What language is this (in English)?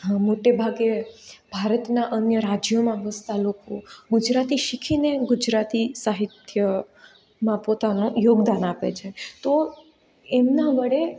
Gujarati